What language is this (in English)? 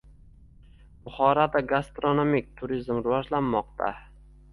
Uzbek